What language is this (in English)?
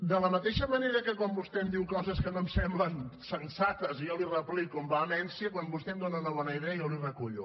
Catalan